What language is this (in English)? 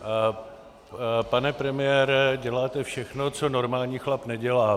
Czech